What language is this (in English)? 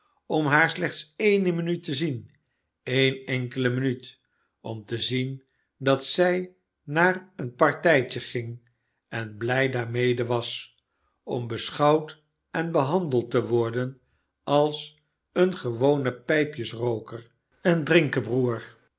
Dutch